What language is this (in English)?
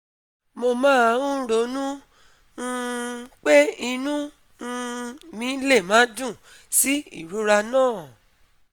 Yoruba